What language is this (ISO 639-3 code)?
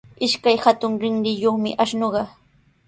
qws